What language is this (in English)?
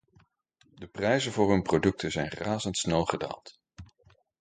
Dutch